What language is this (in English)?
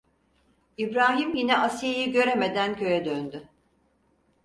Turkish